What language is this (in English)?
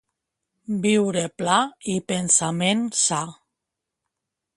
Catalan